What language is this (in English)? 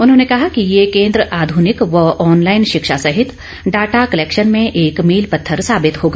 Hindi